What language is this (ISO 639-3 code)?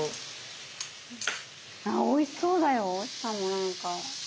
jpn